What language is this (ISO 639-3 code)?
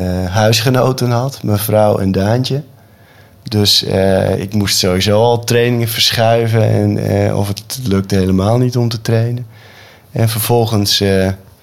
nld